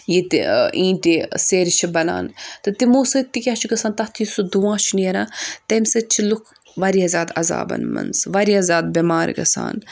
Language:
Kashmiri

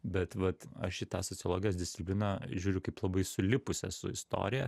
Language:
Lithuanian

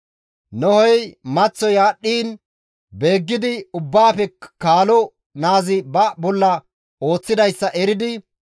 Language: Gamo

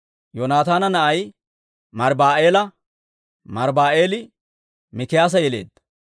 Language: Dawro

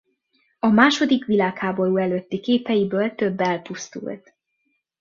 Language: Hungarian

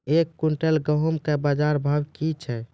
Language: Maithili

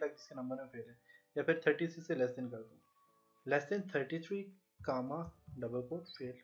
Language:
Hindi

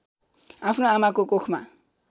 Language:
Nepali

